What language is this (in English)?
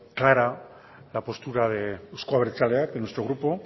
Spanish